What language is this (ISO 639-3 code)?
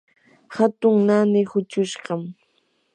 qur